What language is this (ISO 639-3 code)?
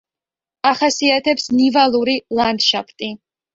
kat